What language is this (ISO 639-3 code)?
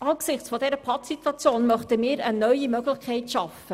gsw